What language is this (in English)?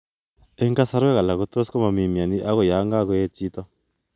Kalenjin